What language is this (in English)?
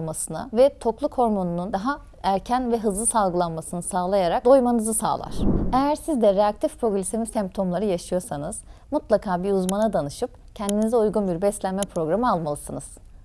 Turkish